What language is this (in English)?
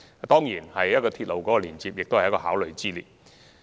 Cantonese